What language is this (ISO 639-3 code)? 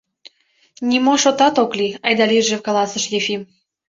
chm